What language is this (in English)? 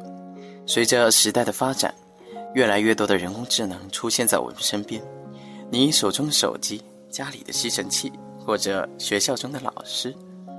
Chinese